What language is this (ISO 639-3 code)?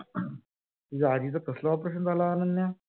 mar